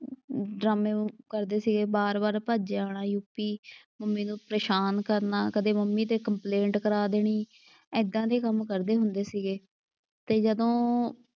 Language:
Punjabi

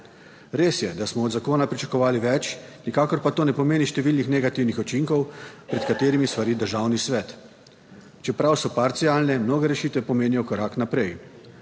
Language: Slovenian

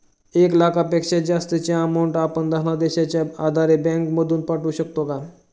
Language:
Marathi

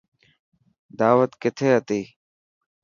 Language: Dhatki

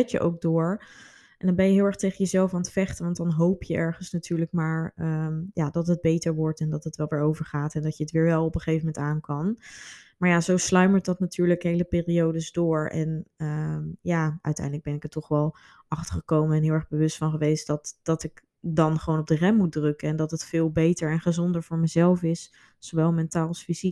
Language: Dutch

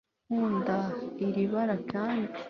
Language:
Kinyarwanda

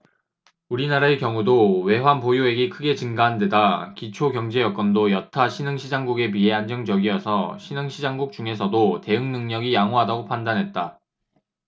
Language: Korean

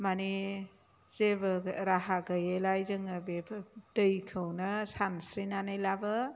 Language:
Bodo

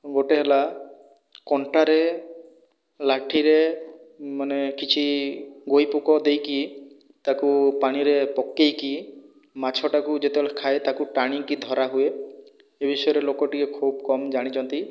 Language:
Odia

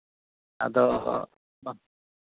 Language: Santali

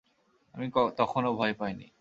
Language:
Bangla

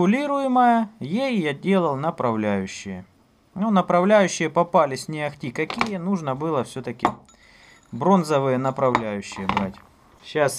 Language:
Russian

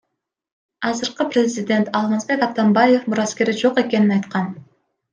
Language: Kyrgyz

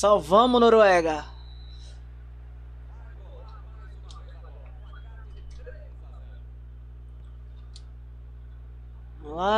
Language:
Portuguese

